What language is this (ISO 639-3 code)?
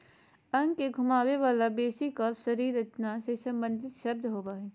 mag